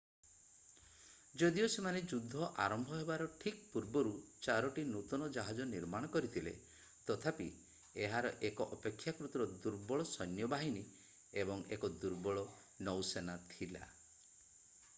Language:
Odia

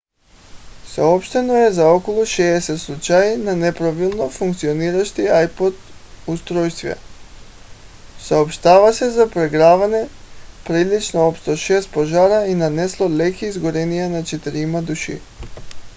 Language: Bulgarian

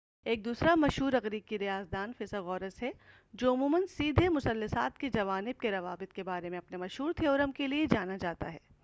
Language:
Urdu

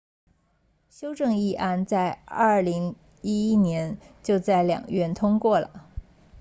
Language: Chinese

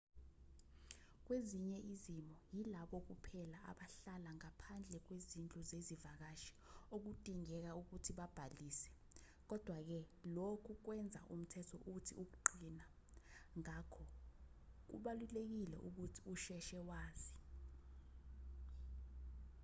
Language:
Zulu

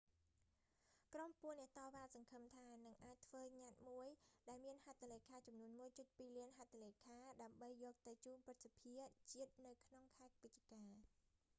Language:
Khmer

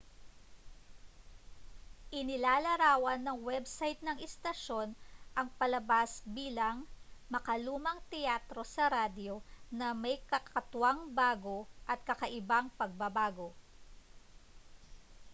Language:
Filipino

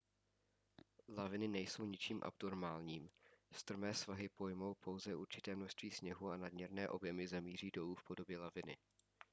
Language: Czech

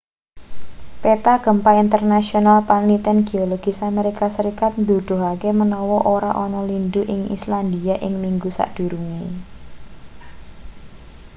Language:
Javanese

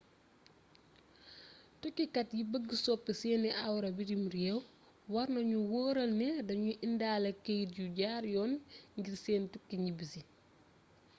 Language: Wolof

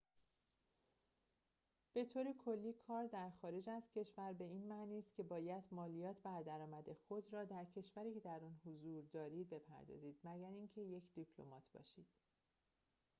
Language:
Persian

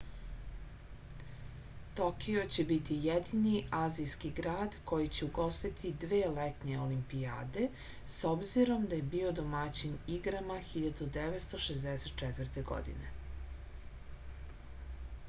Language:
Serbian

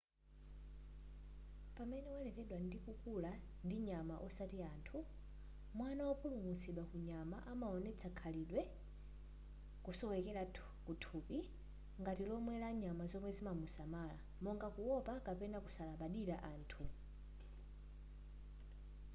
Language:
Nyanja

